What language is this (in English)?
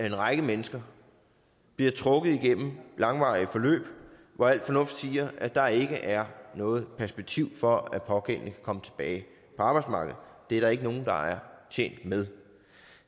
Danish